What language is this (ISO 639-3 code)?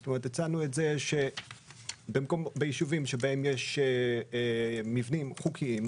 heb